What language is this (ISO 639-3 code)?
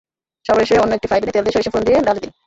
ben